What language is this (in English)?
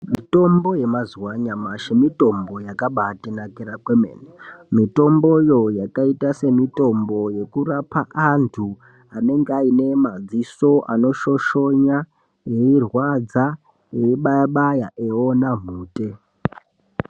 Ndau